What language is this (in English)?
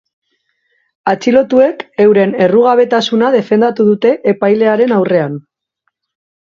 Basque